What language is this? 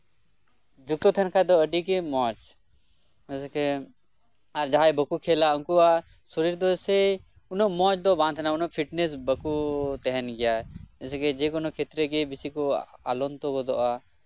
Santali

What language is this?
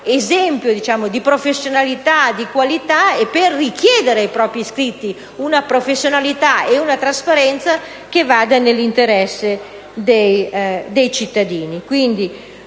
Italian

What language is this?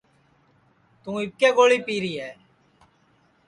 Sansi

